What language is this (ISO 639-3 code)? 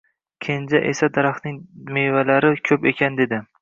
uzb